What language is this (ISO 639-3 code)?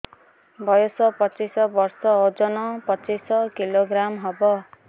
ori